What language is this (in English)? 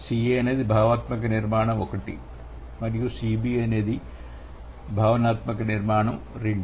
Telugu